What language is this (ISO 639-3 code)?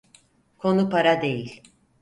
tur